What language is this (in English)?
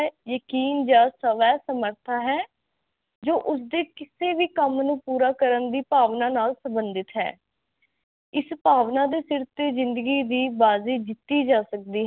Punjabi